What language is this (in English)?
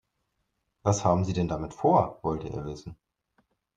German